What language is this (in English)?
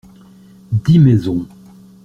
French